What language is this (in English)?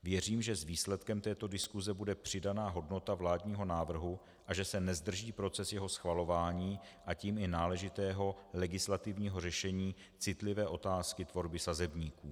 Czech